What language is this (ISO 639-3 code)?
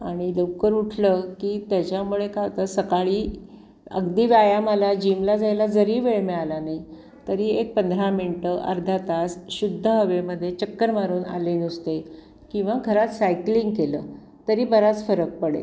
mar